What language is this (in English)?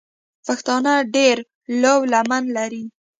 Pashto